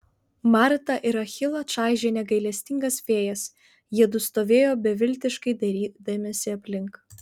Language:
Lithuanian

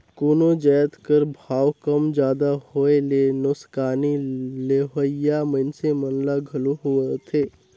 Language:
Chhattisgarhi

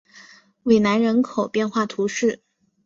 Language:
Chinese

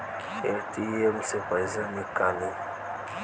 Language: Bhojpuri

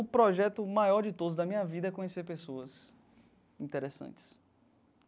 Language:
Portuguese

